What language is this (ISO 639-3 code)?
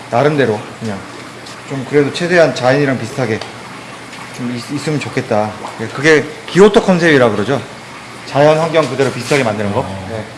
kor